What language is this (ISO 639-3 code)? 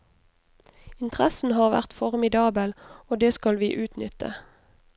nor